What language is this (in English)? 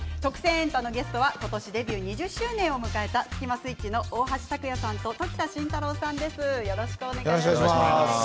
Japanese